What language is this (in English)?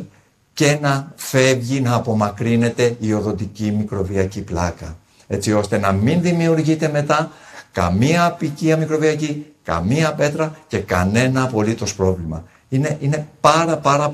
Greek